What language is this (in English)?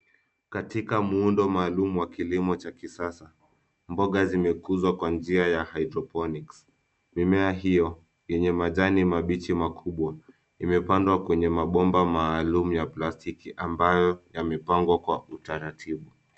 Swahili